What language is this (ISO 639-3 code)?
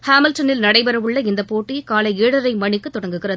tam